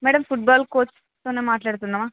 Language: Telugu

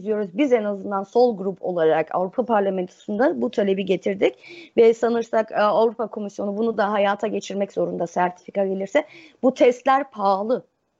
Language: Turkish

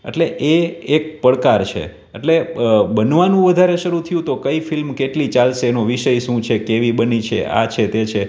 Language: Gujarati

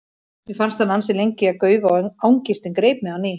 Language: Icelandic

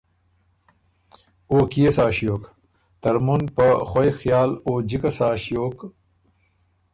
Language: Ormuri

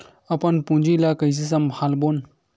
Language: Chhattisgarhi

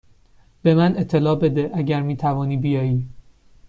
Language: Persian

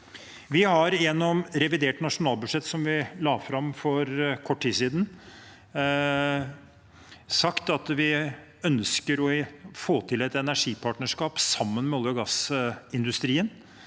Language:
Norwegian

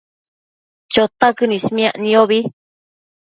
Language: Matsés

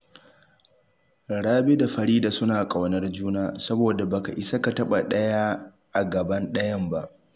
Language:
Hausa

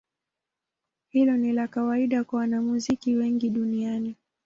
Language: Swahili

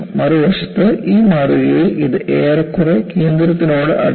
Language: Malayalam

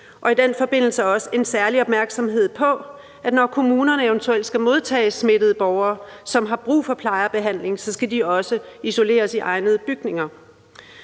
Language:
Danish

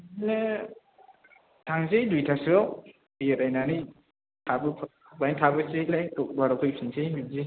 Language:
Bodo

